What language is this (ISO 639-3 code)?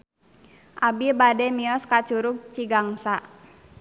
sun